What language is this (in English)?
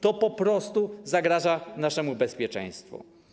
Polish